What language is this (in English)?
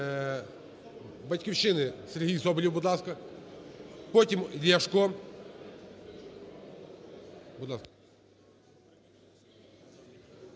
Ukrainian